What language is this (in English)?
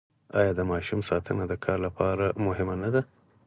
Pashto